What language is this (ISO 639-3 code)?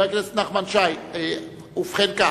heb